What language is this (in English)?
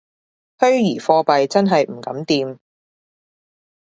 Cantonese